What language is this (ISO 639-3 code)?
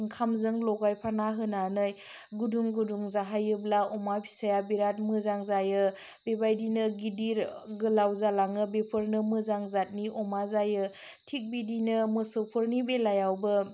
brx